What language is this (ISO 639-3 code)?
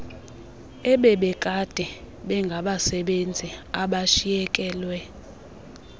xho